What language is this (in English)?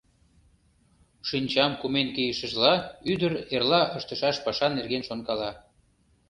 Mari